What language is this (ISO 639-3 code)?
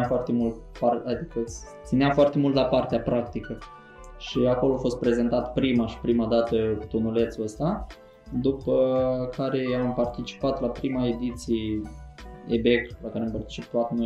ron